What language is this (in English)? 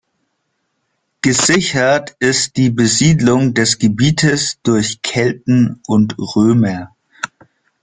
German